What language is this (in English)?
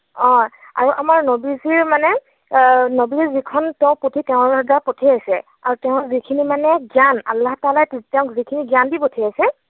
Assamese